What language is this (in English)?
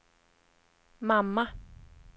Swedish